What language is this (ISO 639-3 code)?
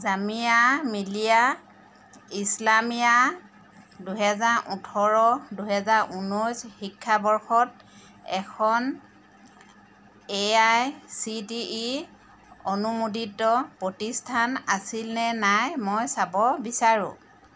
asm